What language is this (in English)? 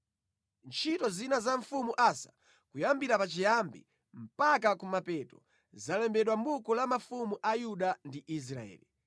Nyanja